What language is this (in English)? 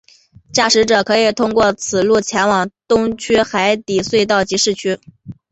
Chinese